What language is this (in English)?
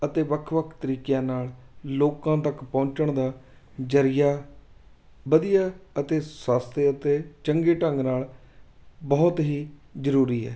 Punjabi